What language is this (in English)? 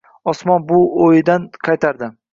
Uzbek